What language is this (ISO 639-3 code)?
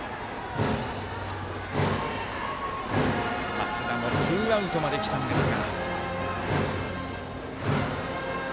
jpn